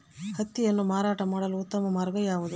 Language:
Kannada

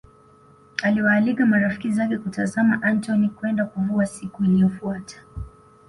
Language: Swahili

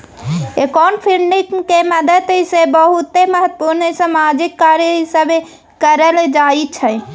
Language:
Maithili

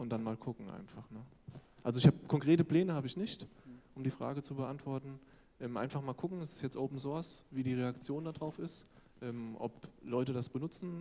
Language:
German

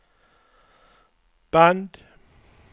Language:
Swedish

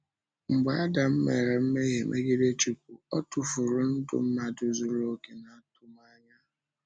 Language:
Igbo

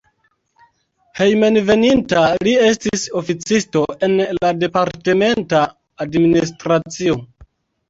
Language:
Esperanto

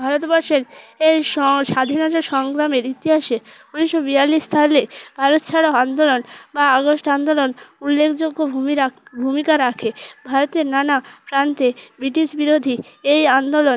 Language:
Bangla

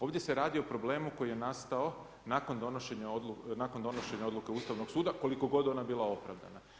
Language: Croatian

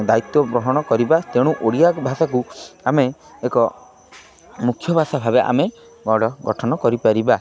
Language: Odia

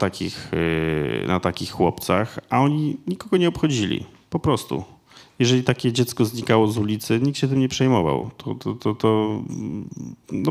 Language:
Polish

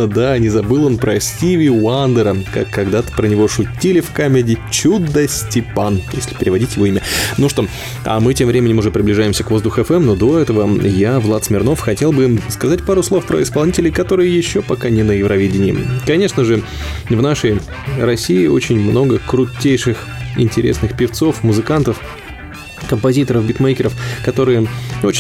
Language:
Russian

